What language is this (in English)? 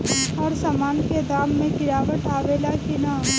Bhojpuri